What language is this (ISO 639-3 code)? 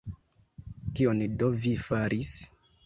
epo